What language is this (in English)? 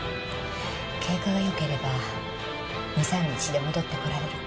Japanese